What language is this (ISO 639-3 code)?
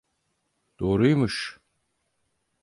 tur